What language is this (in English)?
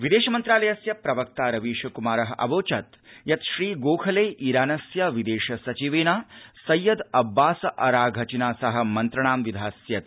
Sanskrit